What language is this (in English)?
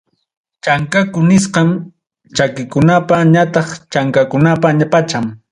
Ayacucho Quechua